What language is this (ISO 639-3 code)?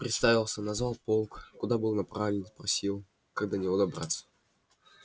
rus